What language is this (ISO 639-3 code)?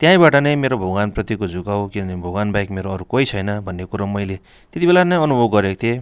nep